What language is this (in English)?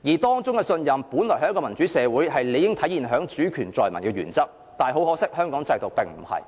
Cantonese